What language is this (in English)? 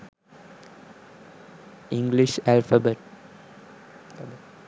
Sinhala